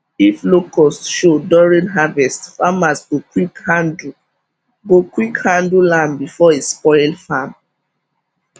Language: Nigerian Pidgin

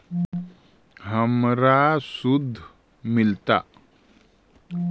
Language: Magahi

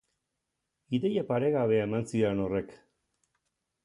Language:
Basque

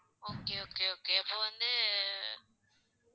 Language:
Tamil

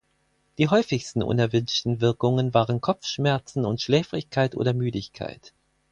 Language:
German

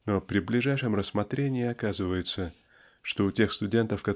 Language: Russian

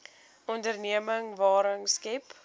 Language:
Afrikaans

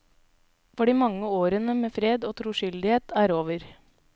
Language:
Norwegian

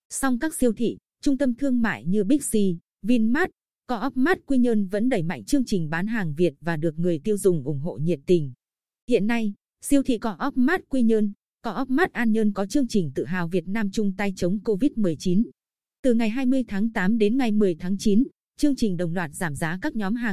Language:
Vietnamese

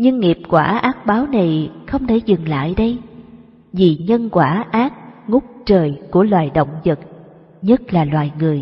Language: Vietnamese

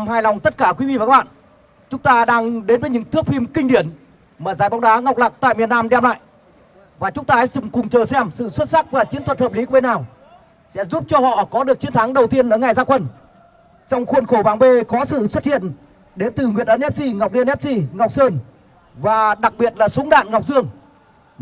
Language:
Vietnamese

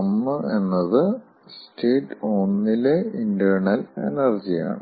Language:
Malayalam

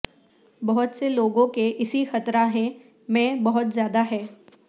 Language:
Urdu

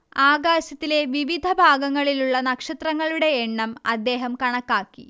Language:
Malayalam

